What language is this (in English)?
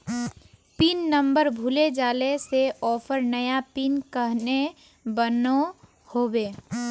Magahi